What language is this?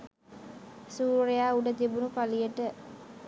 Sinhala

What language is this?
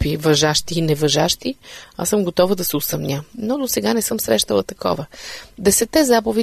Bulgarian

